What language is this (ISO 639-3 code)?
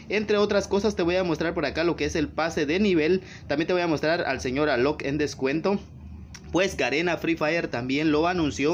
spa